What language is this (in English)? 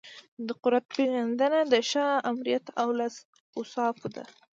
Pashto